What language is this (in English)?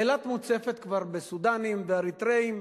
Hebrew